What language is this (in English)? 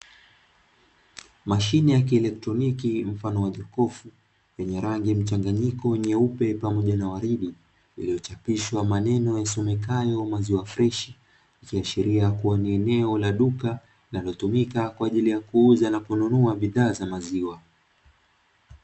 Swahili